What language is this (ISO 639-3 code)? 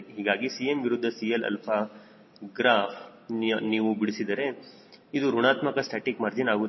kan